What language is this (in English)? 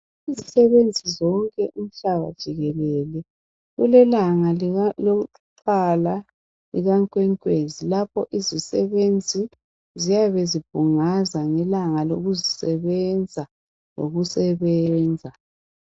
North Ndebele